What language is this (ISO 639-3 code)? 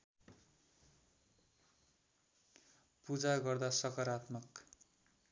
nep